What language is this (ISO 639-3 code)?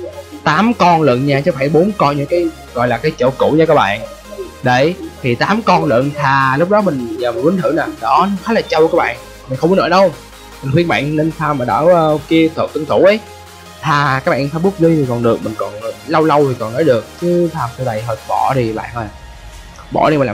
vie